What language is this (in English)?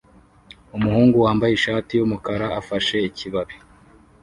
Kinyarwanda